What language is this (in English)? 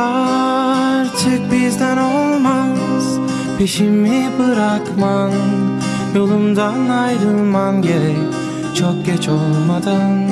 Turkish